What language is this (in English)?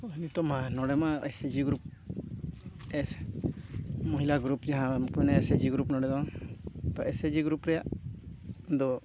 Santali